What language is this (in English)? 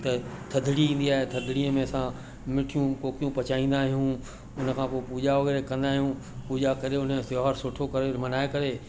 Sindhi